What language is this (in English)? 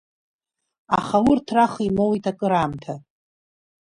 Abkhazian